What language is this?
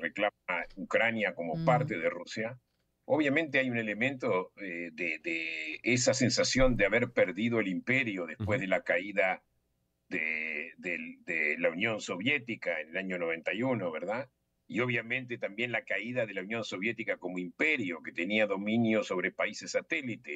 Spanish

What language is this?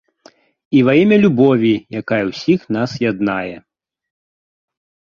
Belarusian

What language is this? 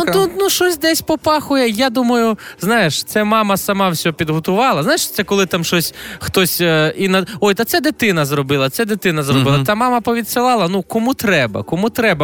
Ukrainian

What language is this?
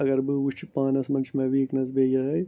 Kashmiri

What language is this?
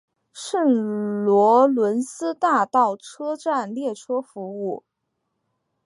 Chinese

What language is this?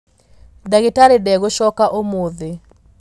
Kikuyu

